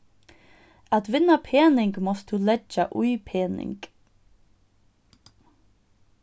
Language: Faroese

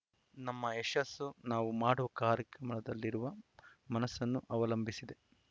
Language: Kannada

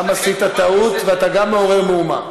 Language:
Hebrew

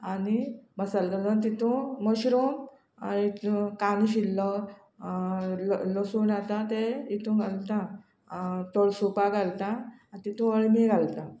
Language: Konkani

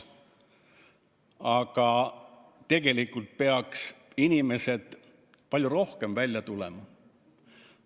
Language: Estonian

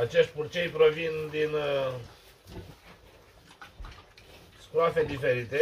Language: Romanian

